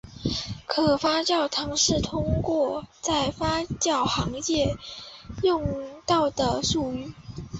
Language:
Chinese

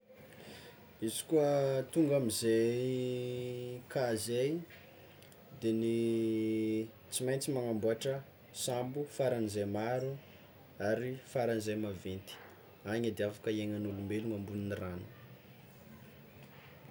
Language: Tsimihety Malagasy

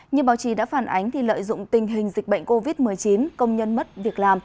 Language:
Vietnamese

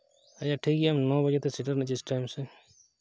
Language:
Santali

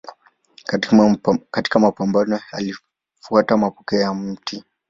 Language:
Swahili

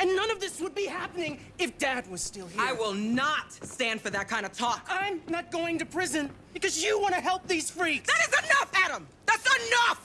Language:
English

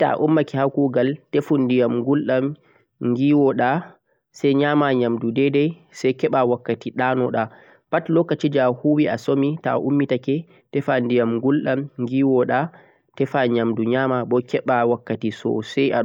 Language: Central-Eastern Niger Fulfulde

